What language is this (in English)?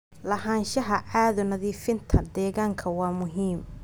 Somali